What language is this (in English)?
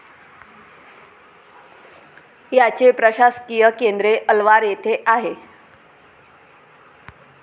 Marathi